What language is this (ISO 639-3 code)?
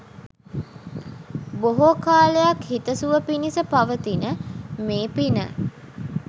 sin